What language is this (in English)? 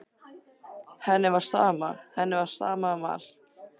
Icelandic